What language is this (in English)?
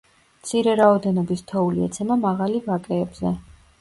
Georgian